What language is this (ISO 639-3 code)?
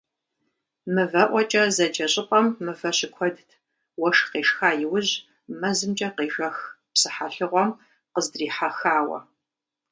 kbd